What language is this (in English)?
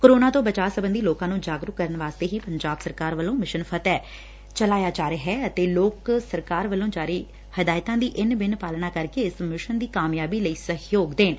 Punjabi